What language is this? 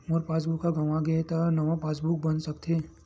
Chhattisgarhi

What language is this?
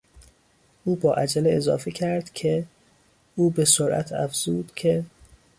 Persian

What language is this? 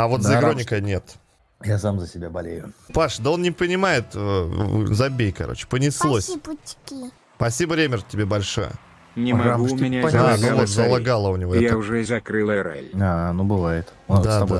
Russian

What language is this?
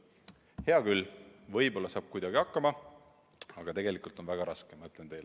Estonian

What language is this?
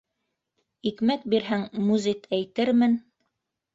Bashkir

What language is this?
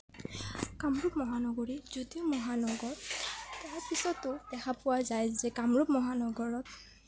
Assamese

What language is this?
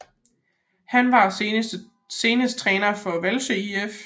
Danish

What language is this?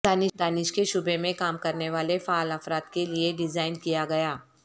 Urdu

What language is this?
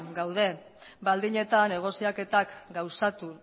Basque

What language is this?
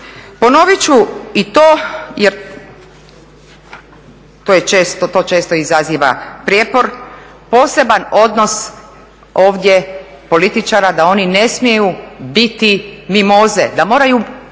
Croatian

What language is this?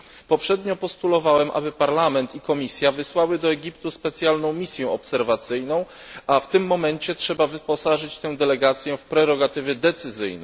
Polish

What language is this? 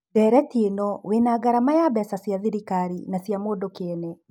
Kikuyu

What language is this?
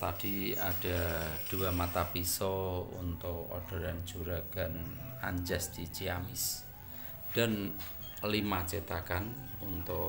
Indonesian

